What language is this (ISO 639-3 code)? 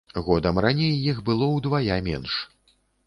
bel